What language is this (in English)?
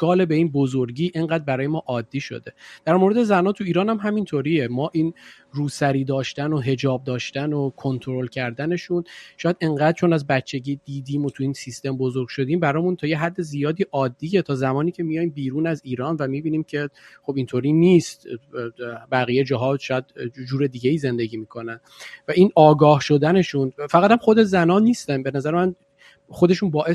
Persian